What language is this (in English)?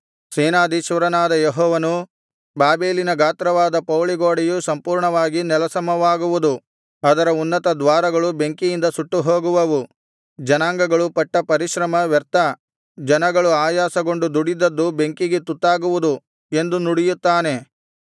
Kannada